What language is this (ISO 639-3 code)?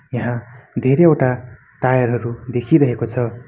nep